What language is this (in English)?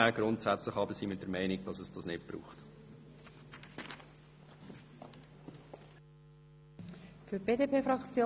Swiss German